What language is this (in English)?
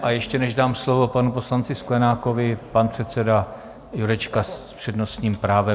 Czech